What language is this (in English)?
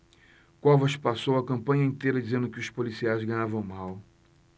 Portuguese